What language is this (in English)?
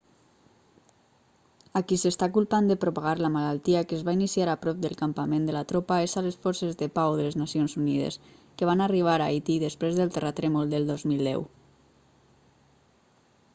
Catalan